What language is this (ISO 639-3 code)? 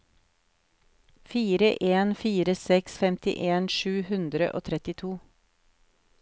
nor